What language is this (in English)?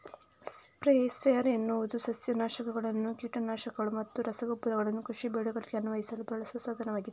Kannada